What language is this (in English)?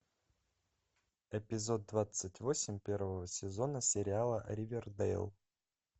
Russian